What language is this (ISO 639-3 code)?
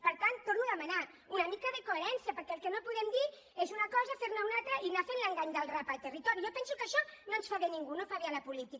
cat